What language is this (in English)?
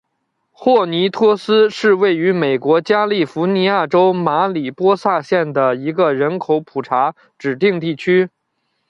Chinese